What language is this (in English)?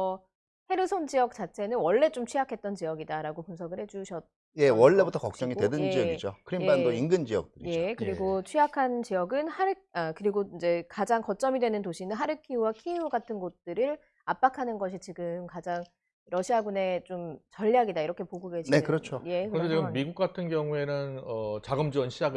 Korean